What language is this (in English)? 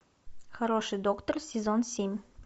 Russian